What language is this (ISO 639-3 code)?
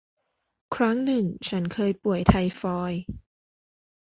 tha